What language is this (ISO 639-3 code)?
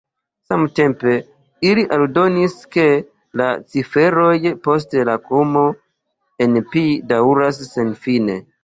epo